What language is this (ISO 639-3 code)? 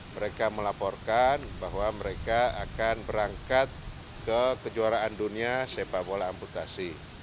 ind